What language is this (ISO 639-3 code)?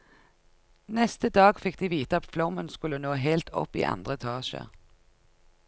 nor